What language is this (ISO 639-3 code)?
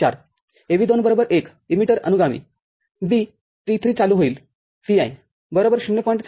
mar